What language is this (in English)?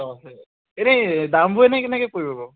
Assamese